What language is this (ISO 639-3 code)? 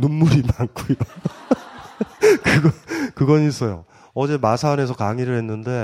kor